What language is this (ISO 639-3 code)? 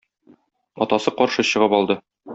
tat